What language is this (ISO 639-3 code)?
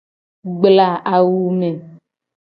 gej